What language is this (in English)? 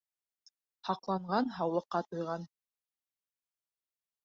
Bashkir